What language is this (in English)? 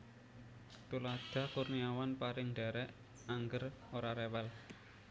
Javanese